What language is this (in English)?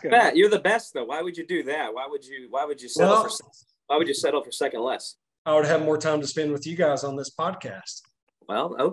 English